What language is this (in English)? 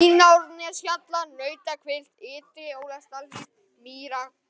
Icelandic